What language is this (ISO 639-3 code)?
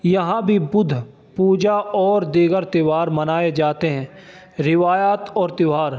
urd